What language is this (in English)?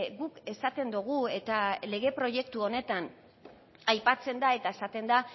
Basque